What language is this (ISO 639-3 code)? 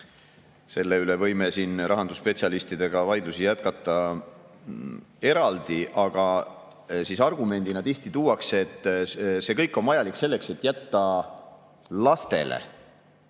est